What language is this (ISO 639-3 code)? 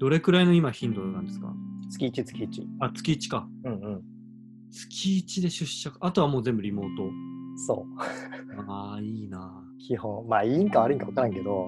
jpn